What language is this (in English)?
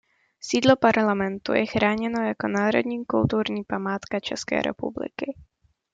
Czech